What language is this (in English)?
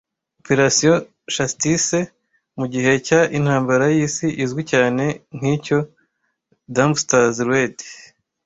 Kinyarwanda